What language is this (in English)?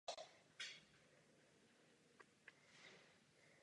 Czech